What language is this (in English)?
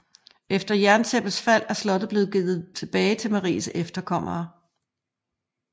Danish